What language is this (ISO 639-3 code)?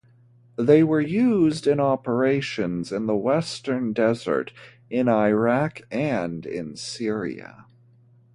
eng